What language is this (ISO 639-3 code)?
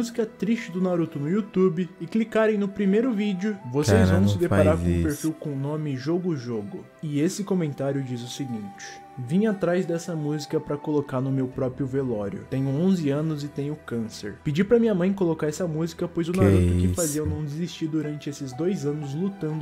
por